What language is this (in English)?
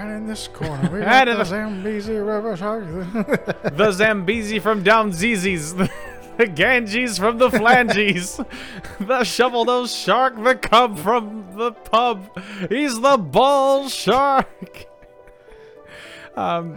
English